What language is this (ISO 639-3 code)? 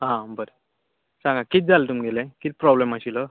kok